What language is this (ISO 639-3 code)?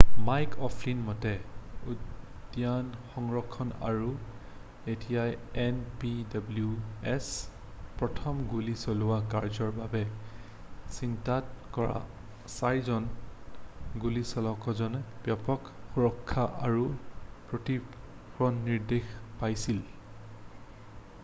asm